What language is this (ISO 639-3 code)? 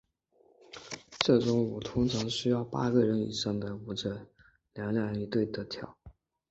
zho